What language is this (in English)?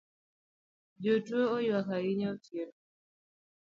Luo (Kenya and Tanzania)